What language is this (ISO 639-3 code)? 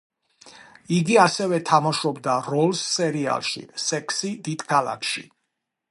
kat